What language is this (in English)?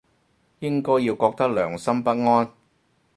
Cantonese